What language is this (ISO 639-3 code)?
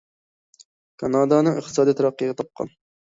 uig